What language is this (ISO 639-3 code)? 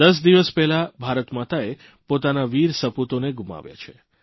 guj